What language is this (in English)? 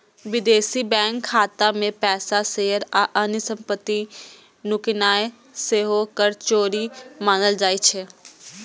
Maithili